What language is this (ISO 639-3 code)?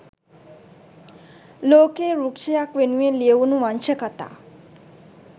sin